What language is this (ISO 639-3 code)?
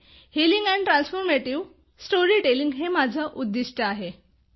mar